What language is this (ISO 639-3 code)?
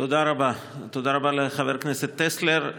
heb